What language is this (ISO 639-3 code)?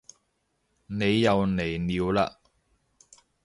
yue